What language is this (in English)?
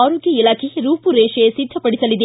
Kannada